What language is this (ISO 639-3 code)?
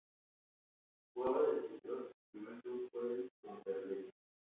spa